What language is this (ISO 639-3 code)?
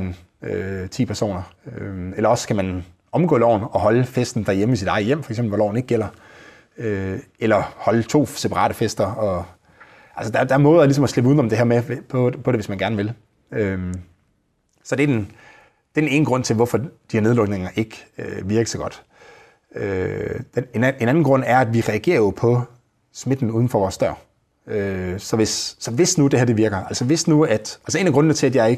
dan